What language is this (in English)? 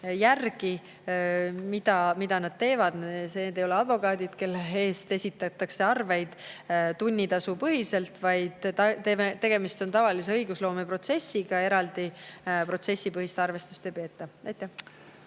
Estonian